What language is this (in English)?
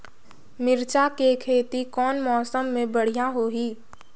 Chhattisgarhi